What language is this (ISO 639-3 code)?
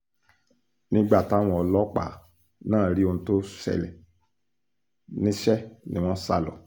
yor